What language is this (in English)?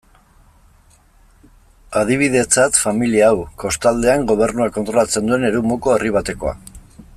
Basque